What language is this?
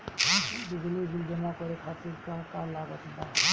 Bhojpuri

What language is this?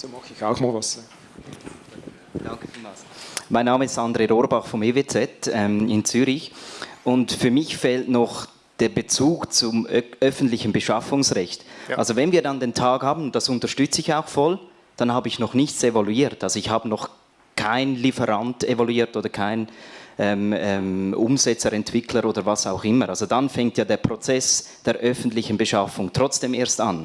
German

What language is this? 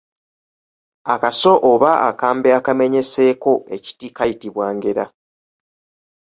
Ganda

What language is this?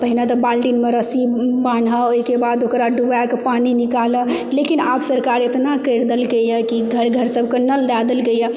Maithili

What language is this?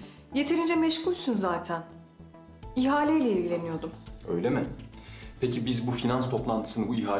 Turkish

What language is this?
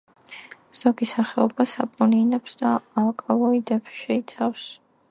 Georgian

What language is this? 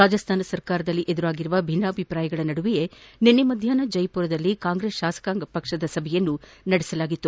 Kannada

